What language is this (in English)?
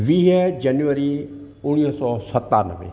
Sindhi